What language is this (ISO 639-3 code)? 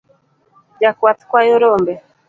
luo